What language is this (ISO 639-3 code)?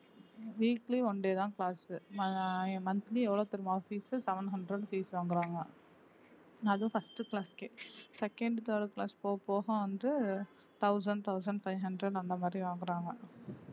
tam